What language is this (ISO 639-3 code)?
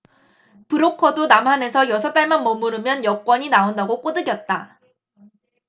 kor